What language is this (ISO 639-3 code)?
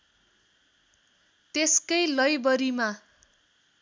nep